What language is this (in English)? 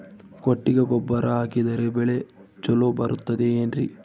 Kannada